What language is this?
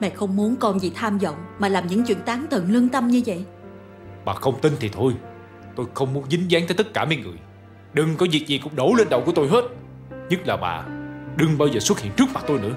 Vietnamese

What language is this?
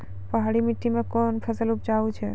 Maithili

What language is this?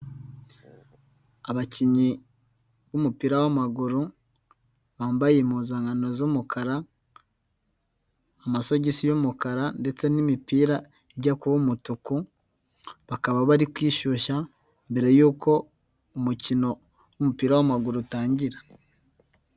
Kinyarwanda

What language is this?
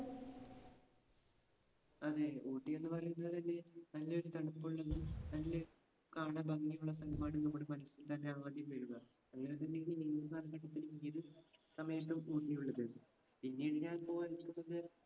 Malayalam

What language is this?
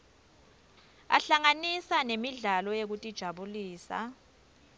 Swati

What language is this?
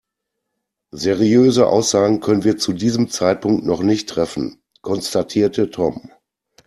German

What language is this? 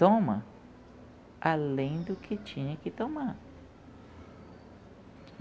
Portuguese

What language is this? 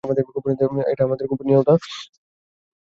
Bangla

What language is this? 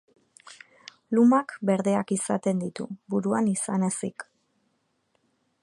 Basque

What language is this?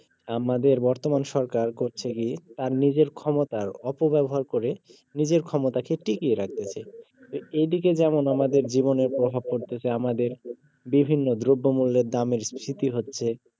Bangla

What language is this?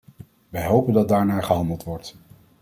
Dutch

